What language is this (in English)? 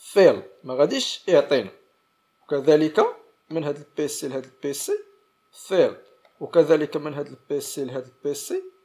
Arabic